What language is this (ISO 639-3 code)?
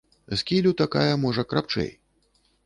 bel